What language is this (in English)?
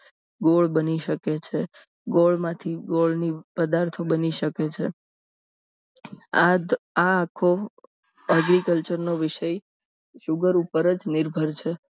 Gujarati